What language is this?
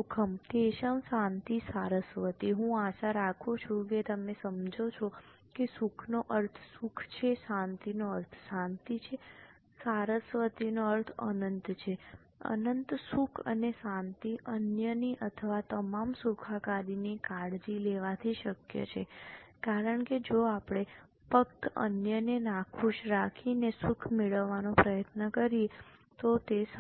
Gujarati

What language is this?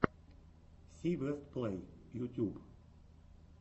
Russian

